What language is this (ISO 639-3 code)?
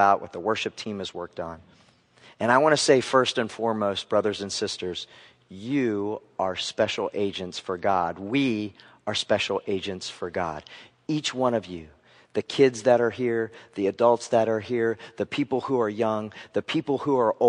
eng